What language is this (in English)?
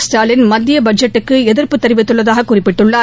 Tamil